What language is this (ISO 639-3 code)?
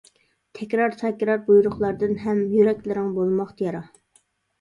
uig